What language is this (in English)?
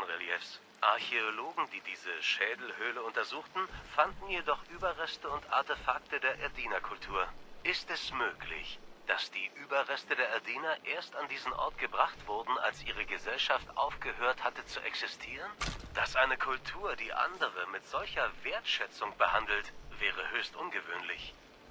German